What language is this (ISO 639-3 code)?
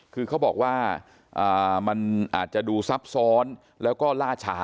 tha